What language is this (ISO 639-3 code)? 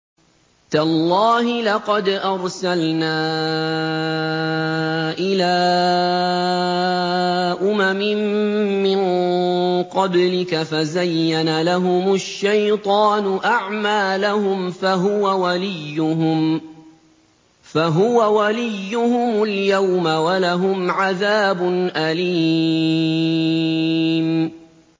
ara